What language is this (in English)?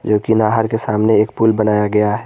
Hindi